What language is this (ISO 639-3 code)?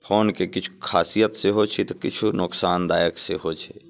mai